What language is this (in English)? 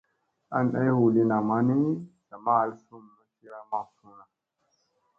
Musey